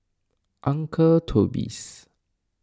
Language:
English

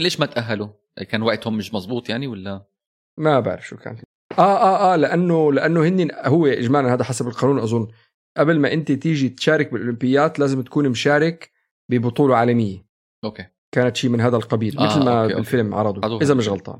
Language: Arabic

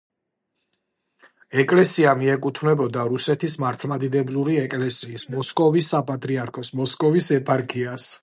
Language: Georgian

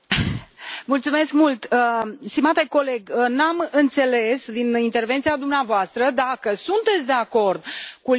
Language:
Romanian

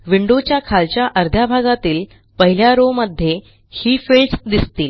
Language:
Marathi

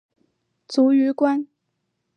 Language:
Chinese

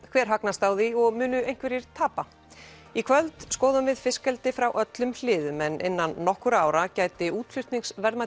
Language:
Icelandic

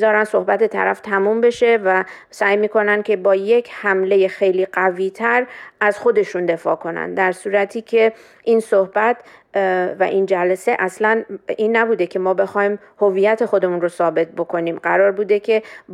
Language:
Persian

